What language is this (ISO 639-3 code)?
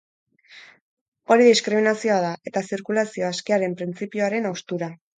eus